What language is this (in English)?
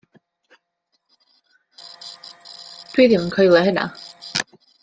Welsh